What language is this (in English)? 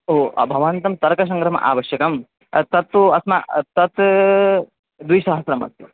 Sanskrit